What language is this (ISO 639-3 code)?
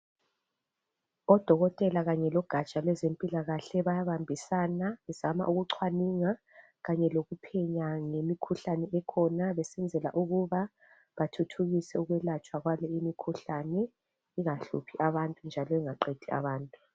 nde